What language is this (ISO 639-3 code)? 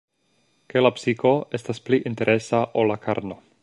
epo